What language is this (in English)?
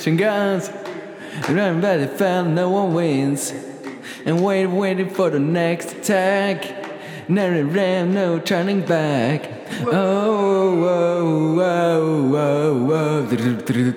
Swedish